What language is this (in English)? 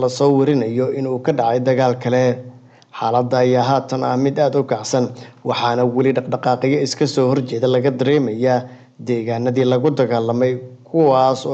Arabic